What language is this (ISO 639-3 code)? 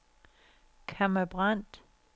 dan